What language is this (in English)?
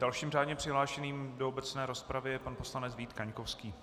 Czech